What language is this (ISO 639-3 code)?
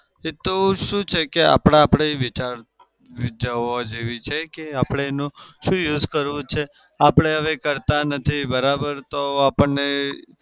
guj